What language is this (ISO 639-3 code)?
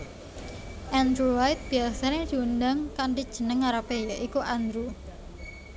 jav